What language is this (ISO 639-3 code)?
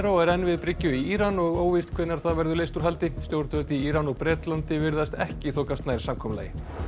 isl